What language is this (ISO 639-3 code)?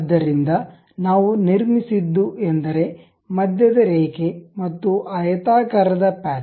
kan